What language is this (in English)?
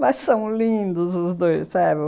Portuguese